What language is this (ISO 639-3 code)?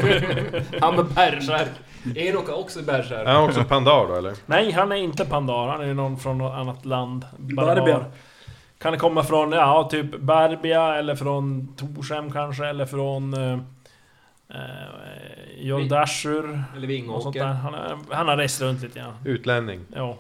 swe